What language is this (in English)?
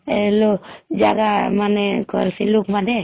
Odia